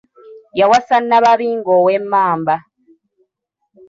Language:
Ganda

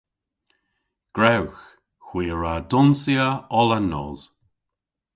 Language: Cornish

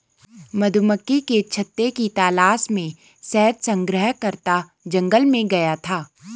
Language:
Hindi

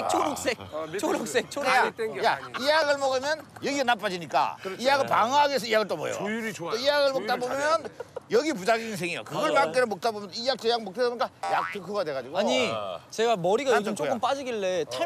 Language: Korean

